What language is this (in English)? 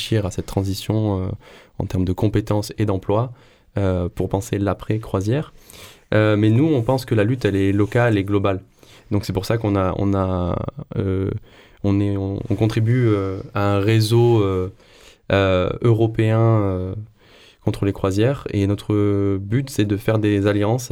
French